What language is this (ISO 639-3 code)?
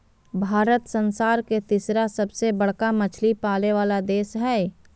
mag